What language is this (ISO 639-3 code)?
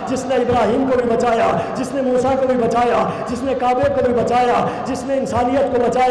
ara